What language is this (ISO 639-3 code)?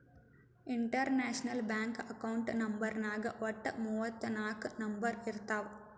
kan